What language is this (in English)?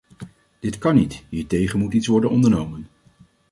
Dutch